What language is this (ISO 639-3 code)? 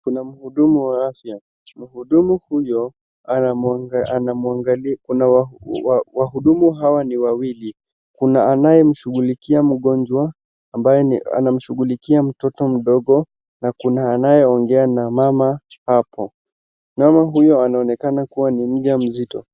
swa